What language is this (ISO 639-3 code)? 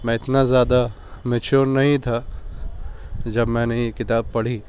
urd